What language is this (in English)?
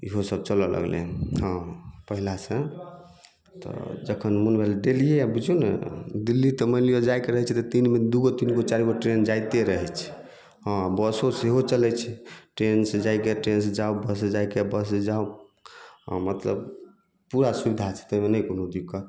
Maithili